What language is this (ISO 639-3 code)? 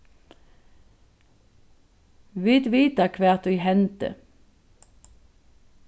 fao